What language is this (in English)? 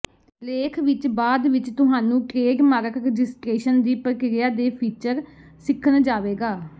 Punjabi